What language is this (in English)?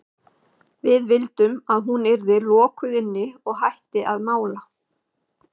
Icelandic